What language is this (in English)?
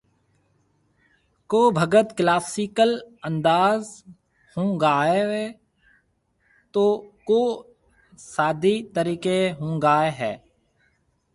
Marwari (Pakistan)